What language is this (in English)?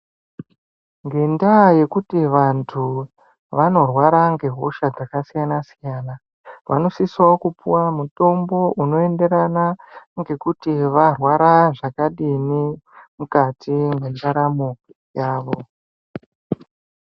Ndau